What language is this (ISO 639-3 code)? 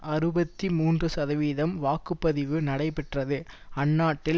tam